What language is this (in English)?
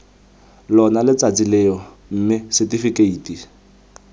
Tswana